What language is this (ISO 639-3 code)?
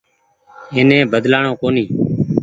gig